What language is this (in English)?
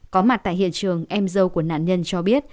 Vietnamese